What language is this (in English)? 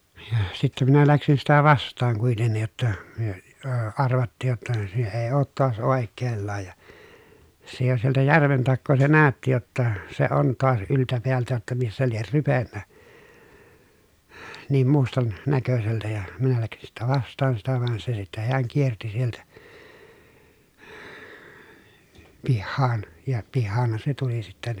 Finnish